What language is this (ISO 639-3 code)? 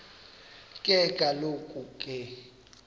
xho